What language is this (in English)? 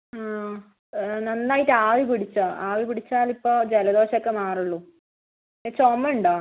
Malayalam